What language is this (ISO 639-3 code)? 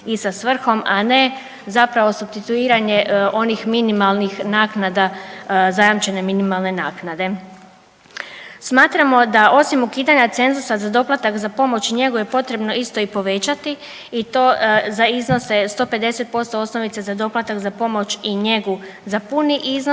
hrv